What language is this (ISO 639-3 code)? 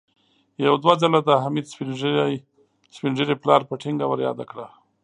pus